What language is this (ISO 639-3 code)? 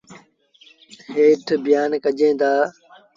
sbn